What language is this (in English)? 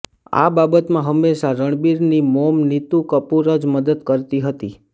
Gujarati